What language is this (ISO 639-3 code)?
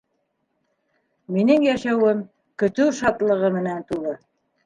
bak